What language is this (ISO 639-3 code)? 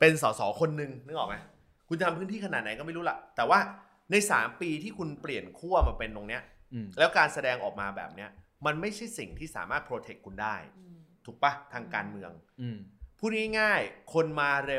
tha